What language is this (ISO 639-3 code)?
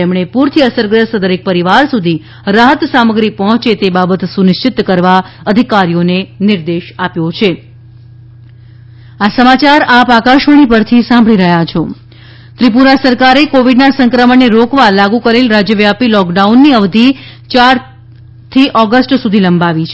guj